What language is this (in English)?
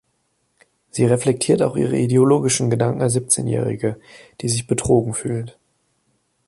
German